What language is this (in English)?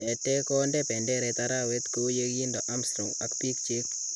Kalenjin